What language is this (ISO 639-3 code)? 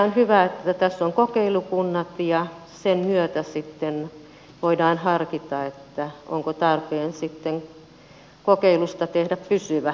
fin